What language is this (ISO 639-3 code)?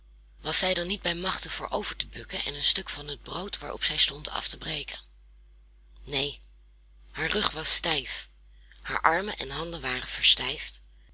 nld